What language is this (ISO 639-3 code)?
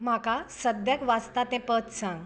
kok